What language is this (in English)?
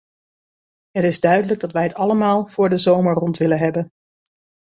Dutch